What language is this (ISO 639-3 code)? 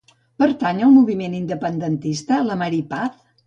cat